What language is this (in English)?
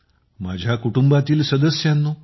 Marathi